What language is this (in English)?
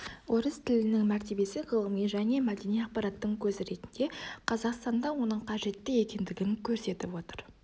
Kazakh